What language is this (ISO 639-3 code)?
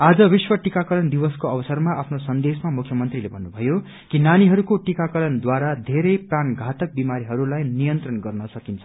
nep